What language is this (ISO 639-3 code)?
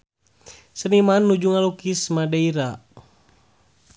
sun